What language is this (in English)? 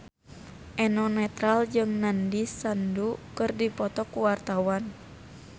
Sundanese